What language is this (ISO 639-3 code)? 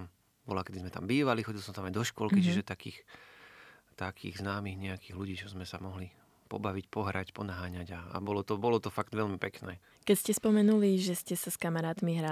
slk